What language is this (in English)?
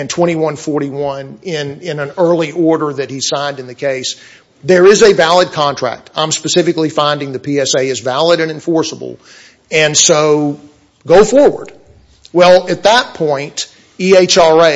English